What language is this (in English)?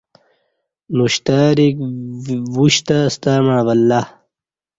Kati